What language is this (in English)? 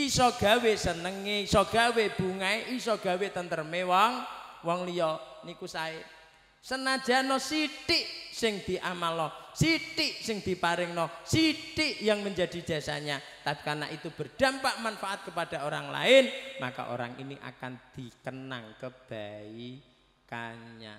Indonesian